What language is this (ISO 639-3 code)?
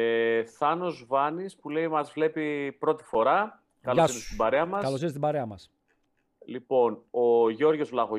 ell